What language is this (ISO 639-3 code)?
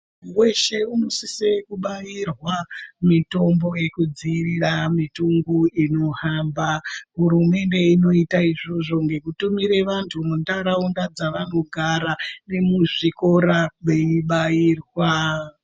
ndc